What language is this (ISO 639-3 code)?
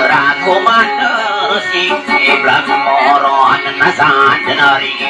tha